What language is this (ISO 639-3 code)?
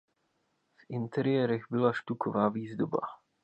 ces